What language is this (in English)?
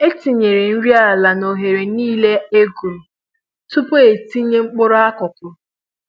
Igbo